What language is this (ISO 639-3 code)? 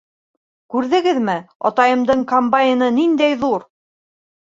bak